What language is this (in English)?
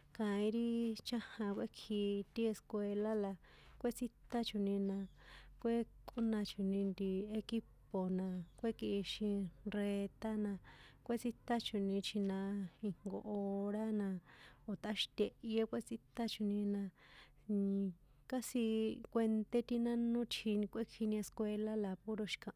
San Juan Atzingo Popoloca